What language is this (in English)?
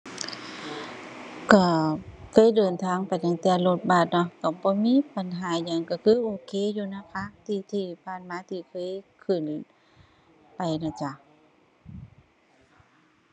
Thai